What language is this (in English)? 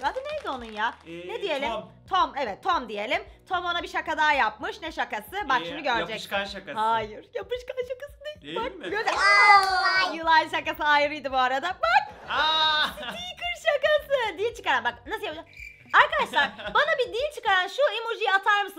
Turkish